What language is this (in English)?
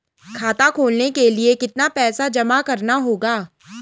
Hindi